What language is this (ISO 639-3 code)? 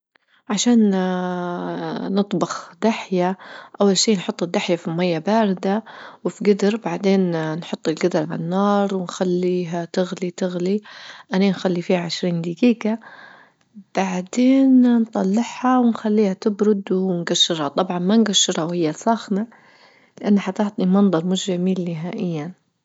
ayl